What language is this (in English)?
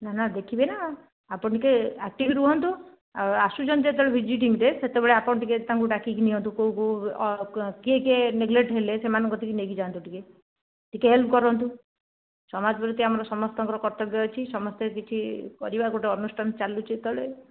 Odia